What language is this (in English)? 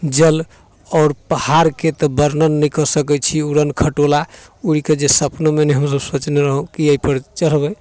Maithili